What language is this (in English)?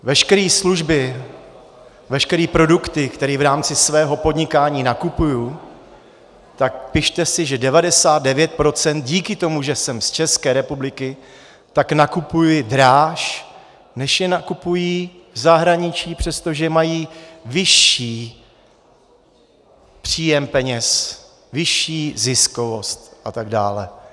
Czech